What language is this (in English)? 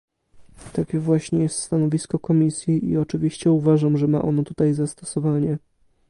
Polish